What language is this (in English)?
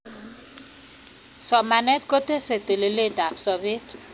Kalenjin